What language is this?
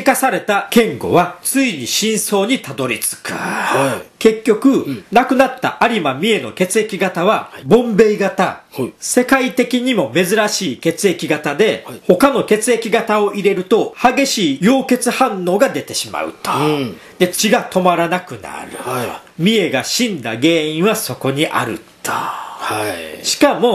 Japanese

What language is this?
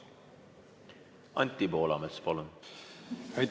Estonian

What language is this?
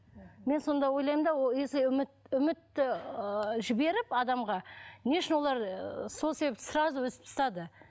Kazakh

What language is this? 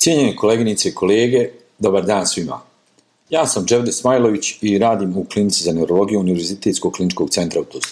Croatian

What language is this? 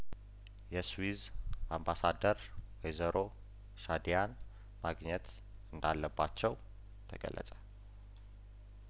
Amharic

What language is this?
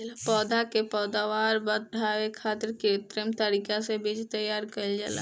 Bhojpuri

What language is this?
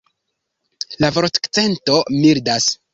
Esperanto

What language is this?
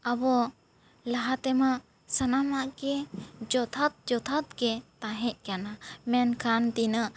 Santali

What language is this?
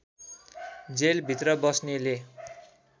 Nepali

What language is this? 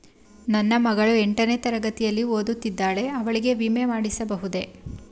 Kannada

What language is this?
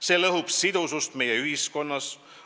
Estonian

